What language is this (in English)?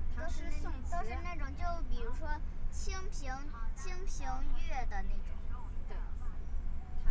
Chinese